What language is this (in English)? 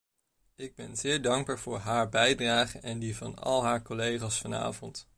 Dutch